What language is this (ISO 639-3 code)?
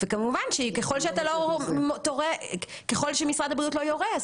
heb